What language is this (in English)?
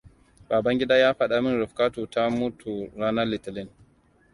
Hausa